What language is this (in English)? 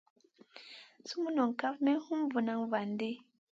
Masana